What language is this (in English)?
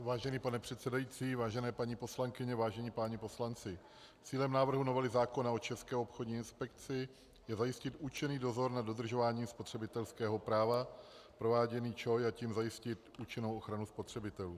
Czech